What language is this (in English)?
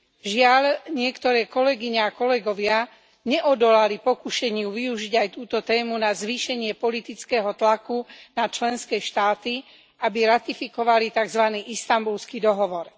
Slovak